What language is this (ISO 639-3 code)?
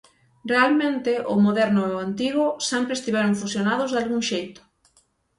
glg